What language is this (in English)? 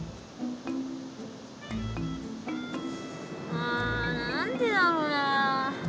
Japanese